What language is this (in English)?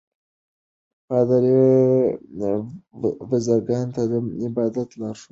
Pashto